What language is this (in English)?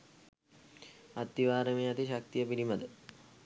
Sinhala